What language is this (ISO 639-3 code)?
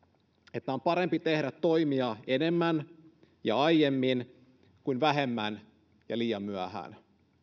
fin